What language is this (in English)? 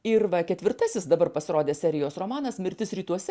Lithuanian